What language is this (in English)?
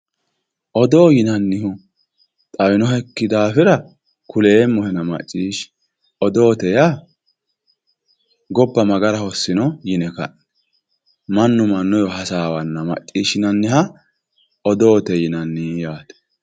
Sidamo